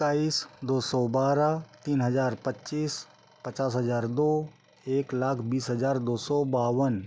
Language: Hindi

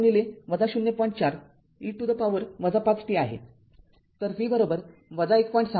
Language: Marathi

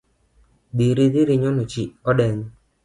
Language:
Luo (Kenya and Tanzania)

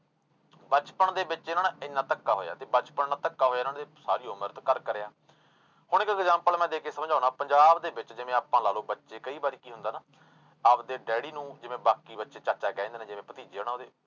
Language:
Punjabi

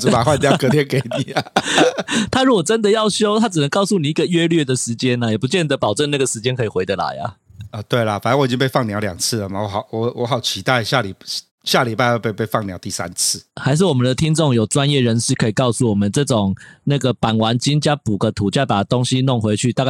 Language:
Chinese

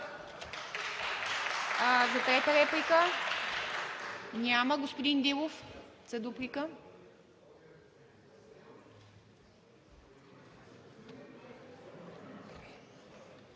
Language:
Bulgarian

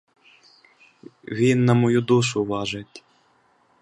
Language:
Ukrainian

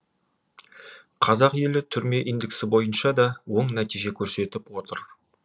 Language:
Kazakh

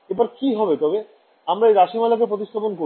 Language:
Bangla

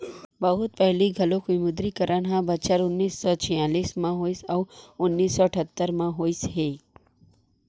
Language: Chhattisgarhi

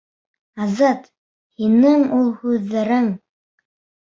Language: Bashkir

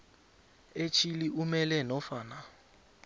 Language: South Ndebele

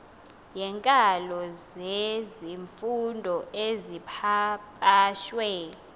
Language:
Xhosa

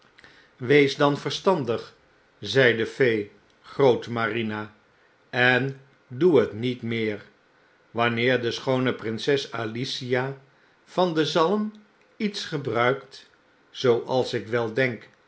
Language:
Dutch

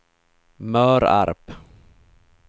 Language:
Swedish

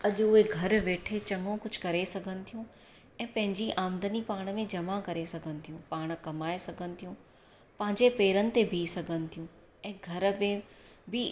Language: Sindhi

